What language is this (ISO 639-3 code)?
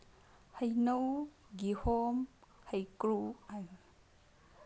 mni